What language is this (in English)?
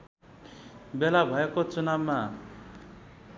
Nepali